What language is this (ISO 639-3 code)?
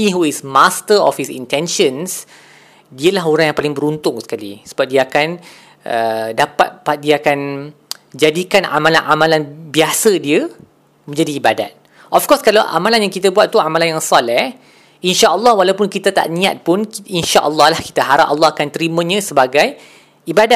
msa